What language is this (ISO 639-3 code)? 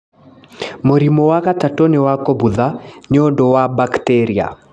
kik